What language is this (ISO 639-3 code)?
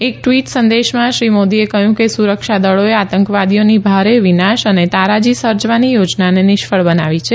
guj